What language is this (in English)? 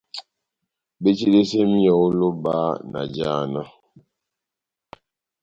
Batanga